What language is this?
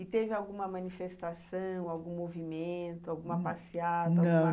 Portuguese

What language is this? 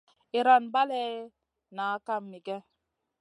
Masana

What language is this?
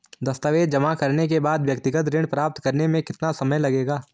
Hindi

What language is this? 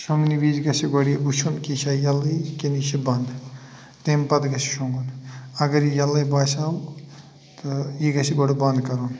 Kashmiri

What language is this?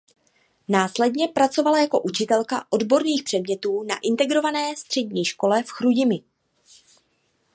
Czech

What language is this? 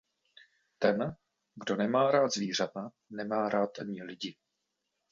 Czech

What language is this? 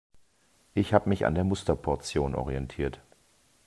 German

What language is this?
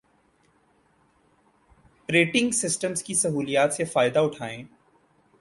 Urdu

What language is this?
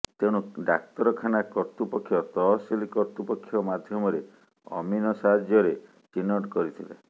Odia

